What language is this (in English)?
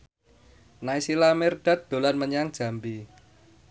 Javanese